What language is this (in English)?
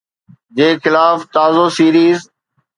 Sindhi